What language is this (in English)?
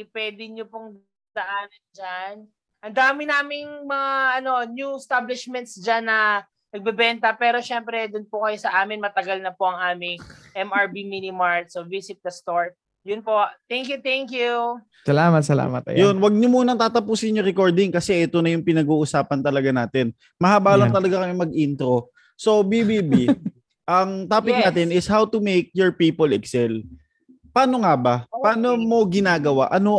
Filipino